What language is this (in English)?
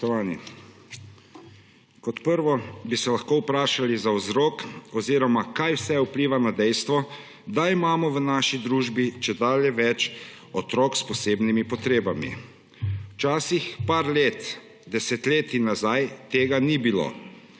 Slovenian